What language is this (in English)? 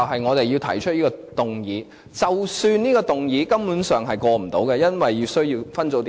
Cantonese